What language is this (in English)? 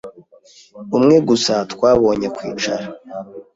Kinyarwanda